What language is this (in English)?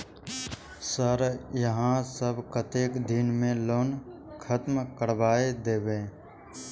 Maithili